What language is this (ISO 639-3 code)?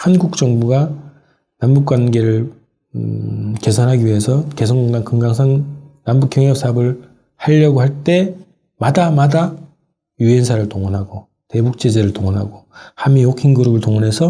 kor